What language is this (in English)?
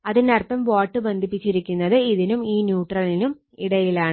Malayalam